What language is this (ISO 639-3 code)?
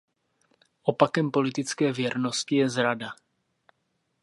ces